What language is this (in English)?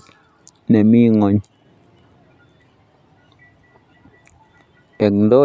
Kalenjin